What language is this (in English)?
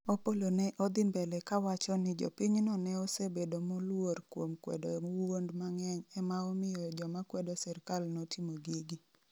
Luo (Kenya and Tanzania)